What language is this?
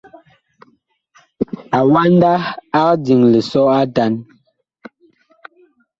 Bakoko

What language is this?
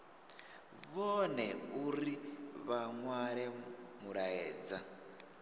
Venda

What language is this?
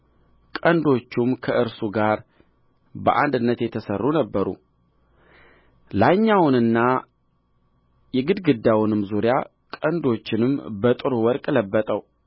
Amharic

